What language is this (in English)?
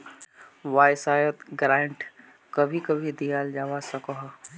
Magahi